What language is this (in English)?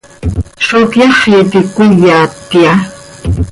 Seri